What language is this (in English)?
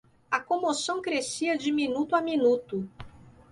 Portuguese